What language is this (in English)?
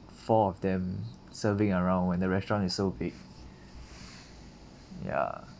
English